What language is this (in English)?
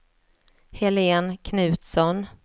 Swedish